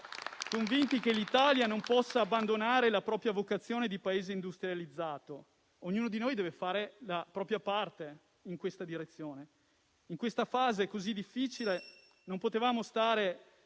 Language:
Italian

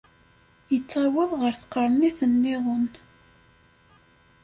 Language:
Kabyle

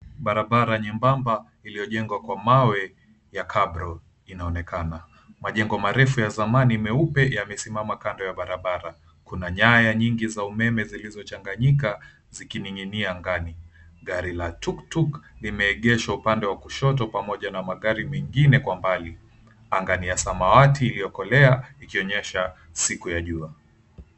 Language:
Swahili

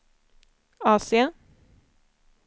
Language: Swedish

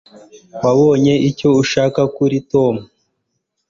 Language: Kinyarwanda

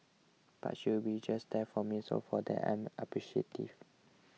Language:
English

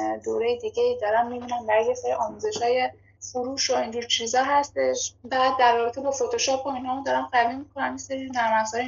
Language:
Persian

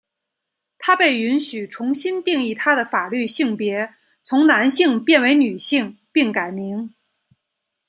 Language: Chinese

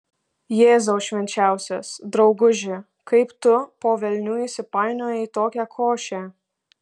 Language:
Lithuanian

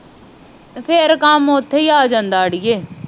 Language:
Punjabi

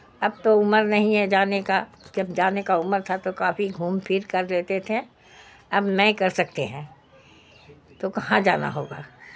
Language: Urdu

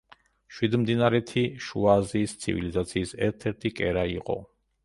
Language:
Georgian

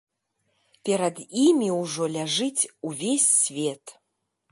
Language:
Belarusian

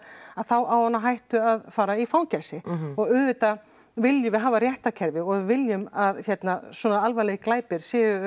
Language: Icelandic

